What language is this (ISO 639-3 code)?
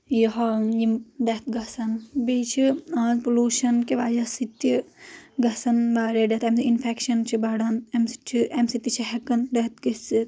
kas